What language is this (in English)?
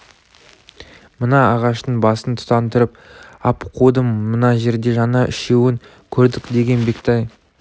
Kazakh